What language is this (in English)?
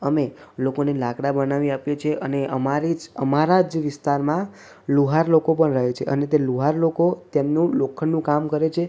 Gujarati